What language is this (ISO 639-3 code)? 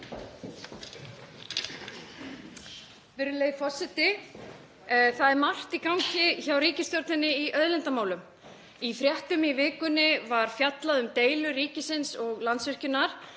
isl